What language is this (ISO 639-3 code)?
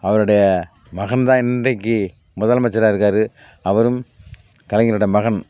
tam